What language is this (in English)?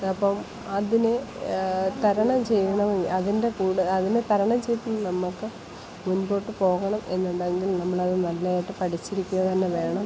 Malayalam